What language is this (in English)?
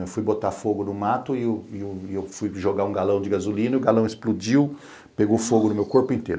Portuguese